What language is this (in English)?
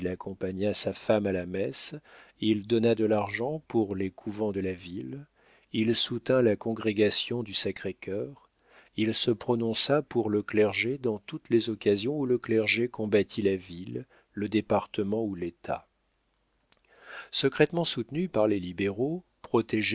French